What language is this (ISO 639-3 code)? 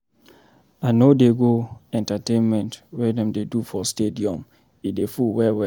pcm